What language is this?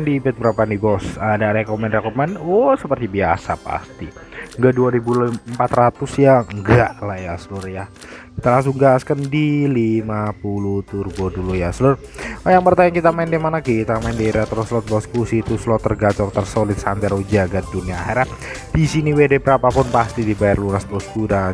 Indonesian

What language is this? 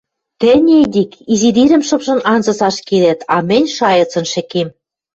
Western Mari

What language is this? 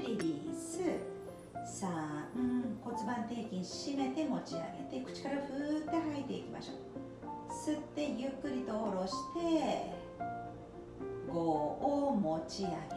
Japanese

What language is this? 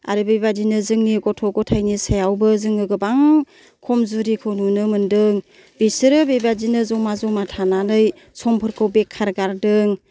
Bodo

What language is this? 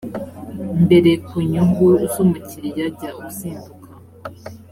Kinyarwanda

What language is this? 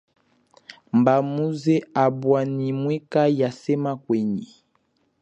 Chokwe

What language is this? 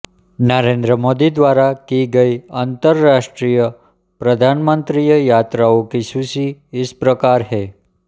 Hindi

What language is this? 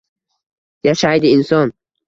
Uzbek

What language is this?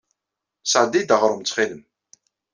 Kabyle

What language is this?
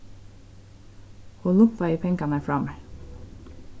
Faroese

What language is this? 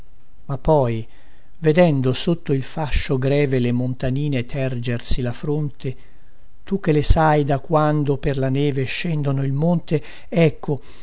Italian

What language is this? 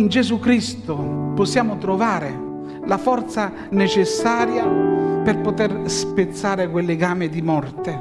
Italian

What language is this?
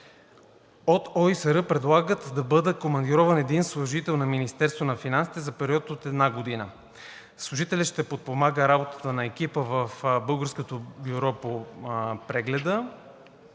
Bulgarian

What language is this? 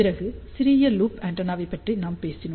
Tamil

